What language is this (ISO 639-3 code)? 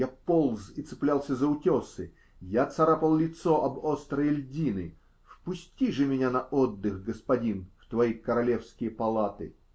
rus